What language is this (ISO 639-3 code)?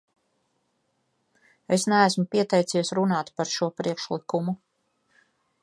lav